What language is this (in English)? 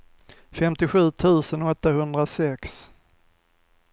Swedish